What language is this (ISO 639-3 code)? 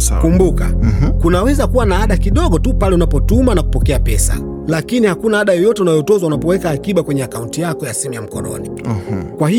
swa